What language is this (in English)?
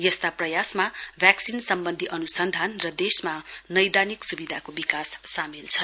Nepali